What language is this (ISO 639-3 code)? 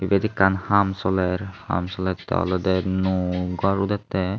ccp